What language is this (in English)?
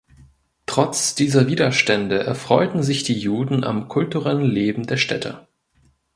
German